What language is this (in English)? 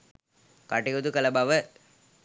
Sinhala